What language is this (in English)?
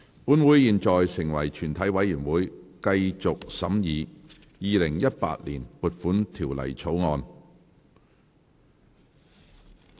Cantonese